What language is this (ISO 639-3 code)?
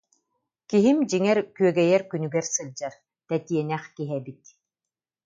sah